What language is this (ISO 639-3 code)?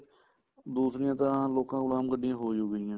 pan